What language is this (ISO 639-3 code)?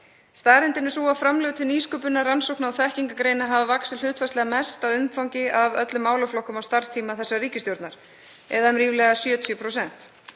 isl